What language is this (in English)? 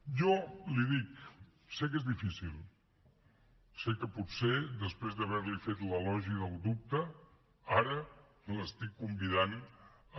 Catalan